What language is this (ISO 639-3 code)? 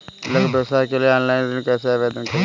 hin